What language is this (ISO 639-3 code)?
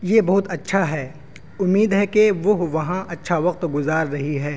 urd